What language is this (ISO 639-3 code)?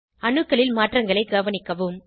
tam